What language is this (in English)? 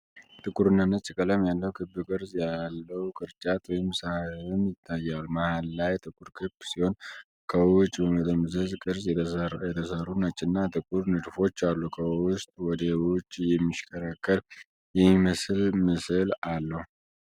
Amharic